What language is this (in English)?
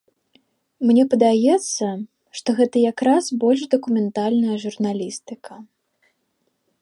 Belarusian